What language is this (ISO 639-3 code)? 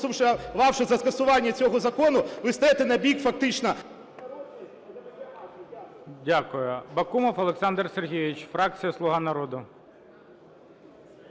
ukr